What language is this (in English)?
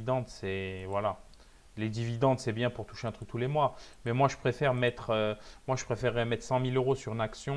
French